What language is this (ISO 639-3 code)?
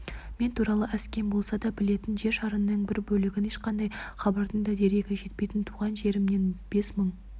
kaz